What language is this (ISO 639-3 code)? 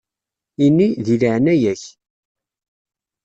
kab